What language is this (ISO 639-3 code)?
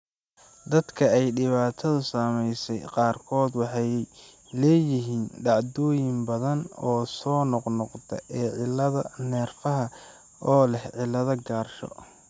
som